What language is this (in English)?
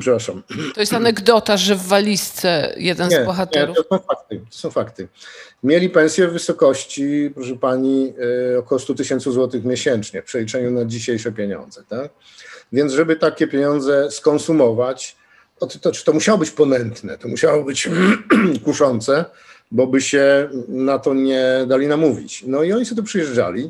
Polish